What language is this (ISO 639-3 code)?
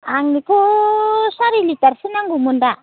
brx